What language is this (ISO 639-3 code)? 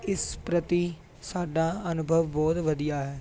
pan